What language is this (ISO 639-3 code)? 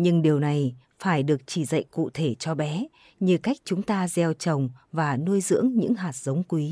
vie